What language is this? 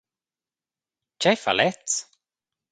Romansh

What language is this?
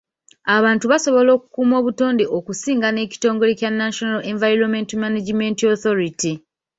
Ganda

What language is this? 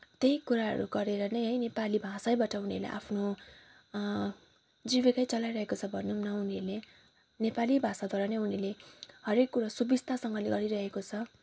Nepali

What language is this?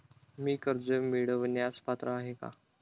Marathi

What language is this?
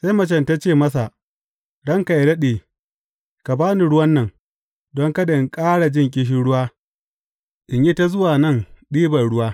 Hausa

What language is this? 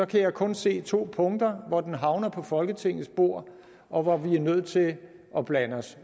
Danish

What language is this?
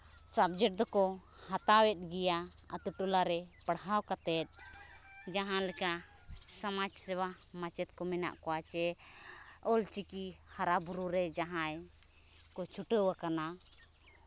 Santali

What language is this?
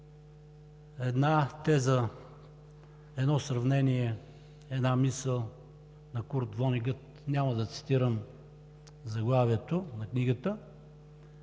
Bulgarian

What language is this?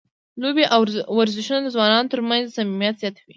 Pashto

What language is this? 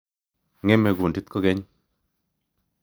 Kalenjin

